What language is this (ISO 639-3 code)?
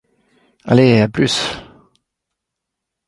fra